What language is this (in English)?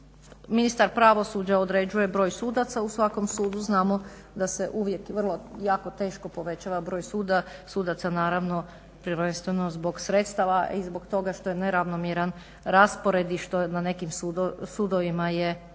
Croatian